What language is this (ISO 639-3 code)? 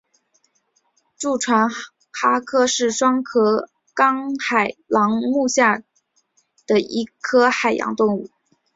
zho